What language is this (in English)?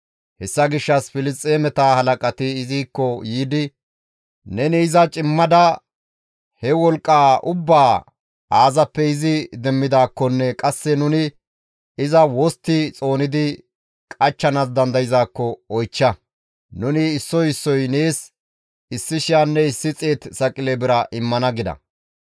Gamo